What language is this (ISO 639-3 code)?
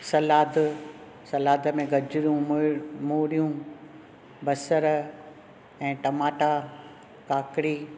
snd